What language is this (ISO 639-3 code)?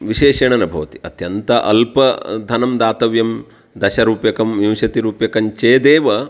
san